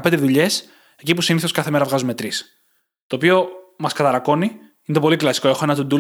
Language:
Greek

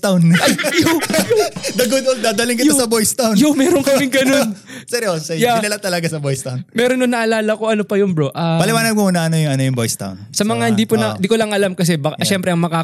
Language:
Filipino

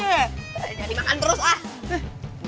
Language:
Indonesian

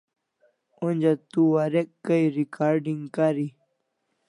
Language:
Kalasha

